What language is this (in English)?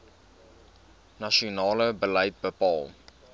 Afrikaans